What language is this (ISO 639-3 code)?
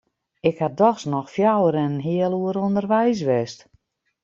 fry